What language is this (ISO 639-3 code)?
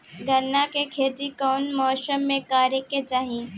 bho